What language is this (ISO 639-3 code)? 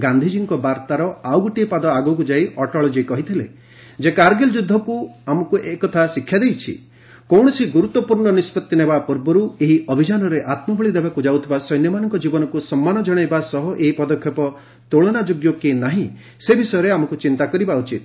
ori